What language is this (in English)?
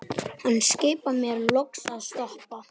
Icelandic